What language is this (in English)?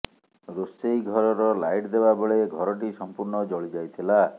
Odia